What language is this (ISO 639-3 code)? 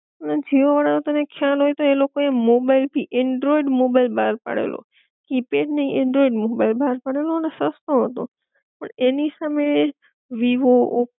guj